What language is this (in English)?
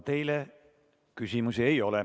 Estonian